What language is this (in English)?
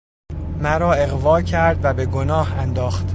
Persian